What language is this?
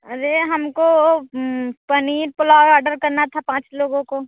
Hindi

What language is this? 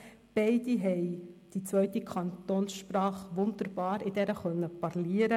Swiss German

